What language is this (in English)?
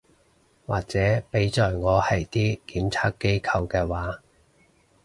Cantonese